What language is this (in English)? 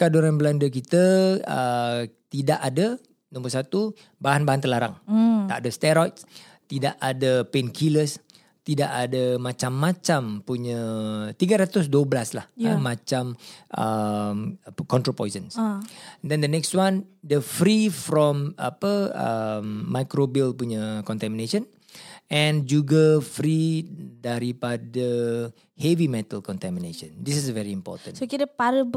Malay